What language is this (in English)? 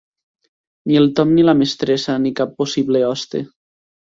Catalan